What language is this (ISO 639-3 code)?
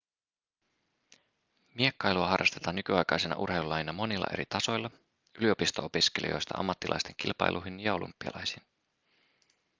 fin